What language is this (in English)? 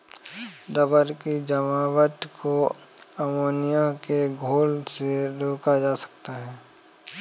Hindi